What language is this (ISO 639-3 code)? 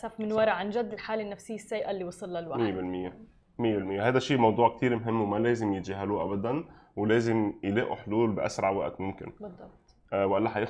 ara